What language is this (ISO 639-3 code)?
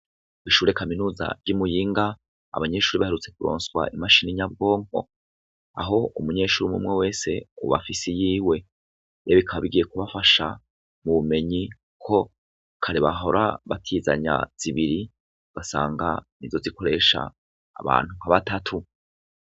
run